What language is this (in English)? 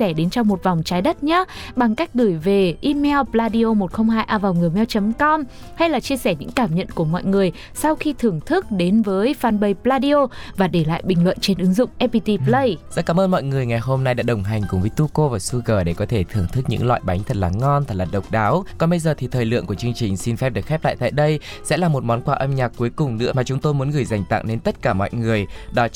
Vietnamese